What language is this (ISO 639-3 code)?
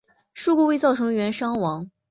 zho